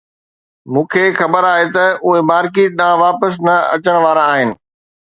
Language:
Sindhi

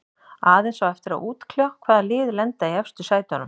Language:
Icelandic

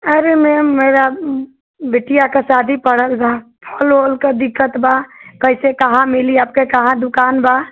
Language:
Hindi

